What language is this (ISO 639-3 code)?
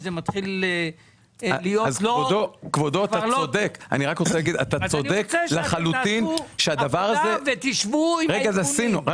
heb